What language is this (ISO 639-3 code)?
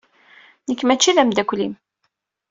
kab